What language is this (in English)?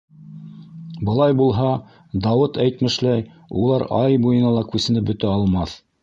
Bashkir